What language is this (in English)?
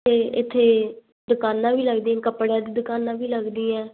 Punjabi